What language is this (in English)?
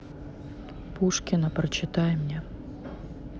Russian